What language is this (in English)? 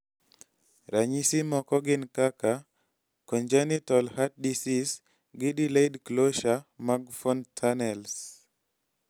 Luo (Kenya and Tanzania)